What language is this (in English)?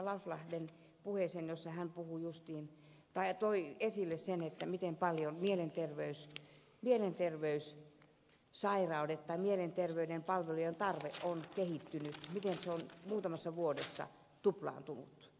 Finnish